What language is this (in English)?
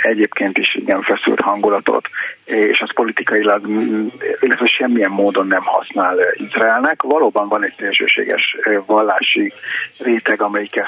Hungarian